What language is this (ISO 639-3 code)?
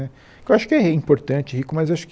por